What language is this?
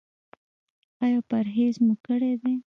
Pashto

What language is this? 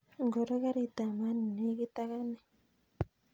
Kalenjin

